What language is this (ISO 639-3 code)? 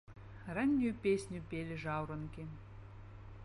bel